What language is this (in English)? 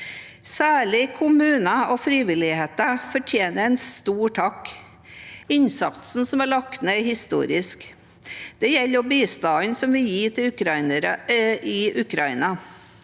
Norwegian